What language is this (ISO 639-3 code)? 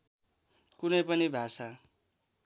nep